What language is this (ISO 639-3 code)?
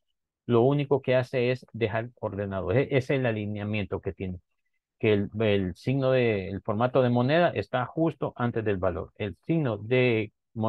spa